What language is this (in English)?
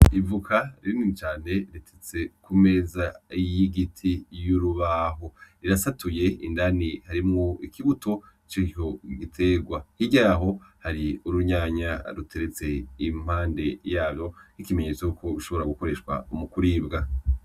Rundi